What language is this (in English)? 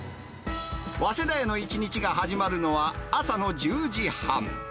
Japanese